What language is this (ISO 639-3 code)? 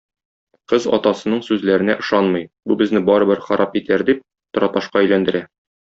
tat